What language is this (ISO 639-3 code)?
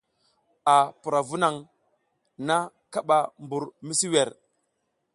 giz